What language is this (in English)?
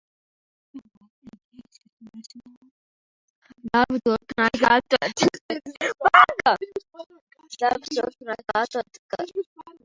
Latvian